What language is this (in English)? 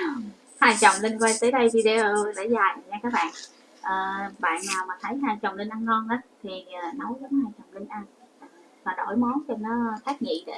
Vietnamese